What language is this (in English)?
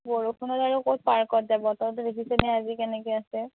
Assamese